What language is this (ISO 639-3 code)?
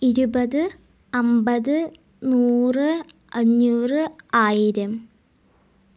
mal